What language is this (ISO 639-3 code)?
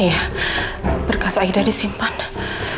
ind